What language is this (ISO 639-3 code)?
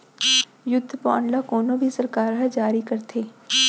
hne